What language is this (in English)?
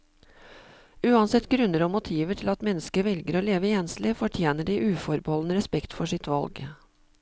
Norwegian